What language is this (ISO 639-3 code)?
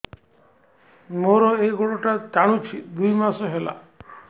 ori